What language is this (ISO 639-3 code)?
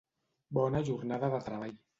cat